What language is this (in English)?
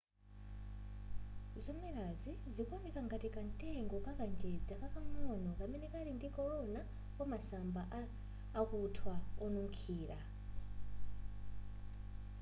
Nyanja